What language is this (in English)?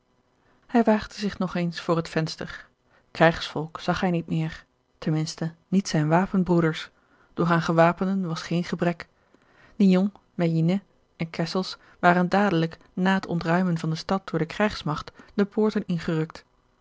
Dutch